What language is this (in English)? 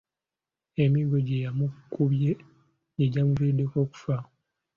Ganda